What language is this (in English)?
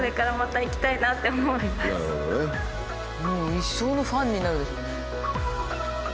Japanese